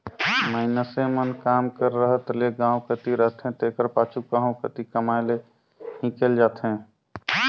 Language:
Chhattisgarhi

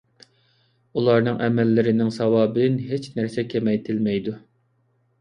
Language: Uyghur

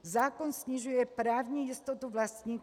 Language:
Czech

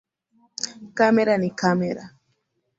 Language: Swahili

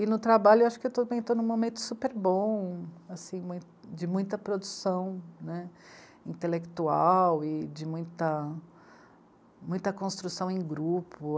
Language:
Portuguese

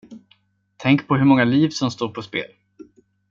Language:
Swedish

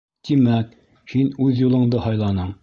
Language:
Bashkir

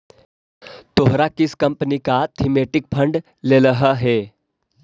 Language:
Magahi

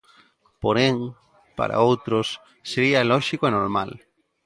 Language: Galician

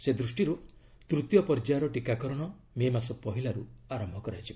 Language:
Odia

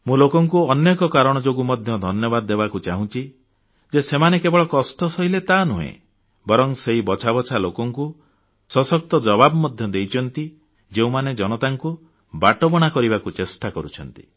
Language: Odia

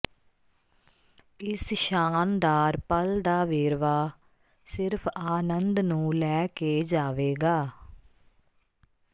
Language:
Punjabi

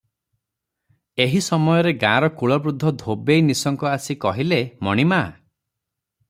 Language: Odia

